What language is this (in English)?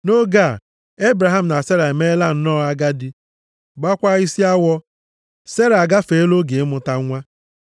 Igbo